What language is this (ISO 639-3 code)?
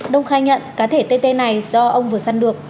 vie